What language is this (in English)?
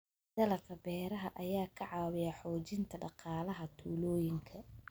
Somali